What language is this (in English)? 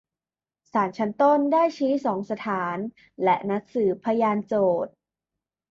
Thai